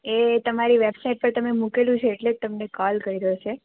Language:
Gujarati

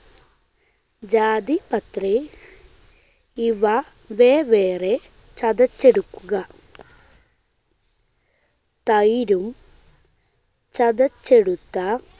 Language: Malayalam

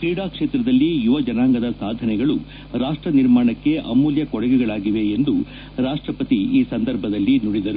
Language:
Kannada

